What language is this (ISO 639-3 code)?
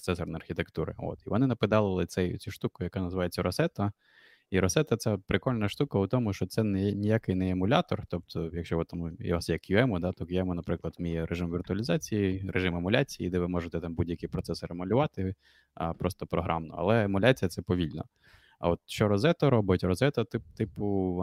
ukr